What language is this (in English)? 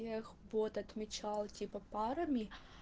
Russian